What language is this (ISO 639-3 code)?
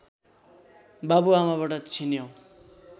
nep